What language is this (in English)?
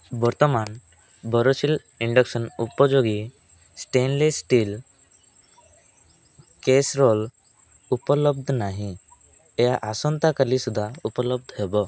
Odia